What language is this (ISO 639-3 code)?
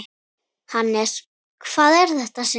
isl